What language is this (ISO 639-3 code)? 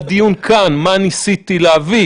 heb